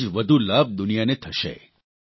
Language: Gujarati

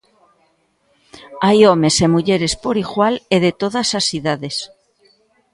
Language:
Galician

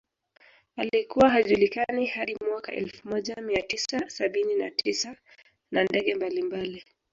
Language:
Swahili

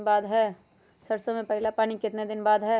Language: Magahi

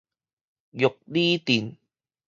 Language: Min Nan Chinese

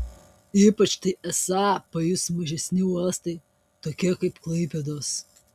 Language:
Lithuanian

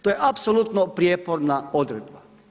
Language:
Croatian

